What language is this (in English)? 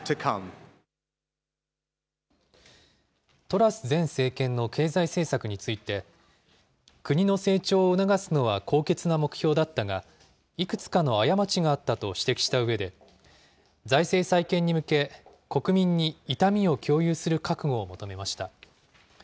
Japanese